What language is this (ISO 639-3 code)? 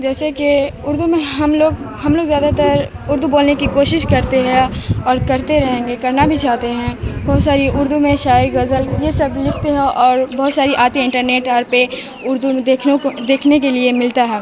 urd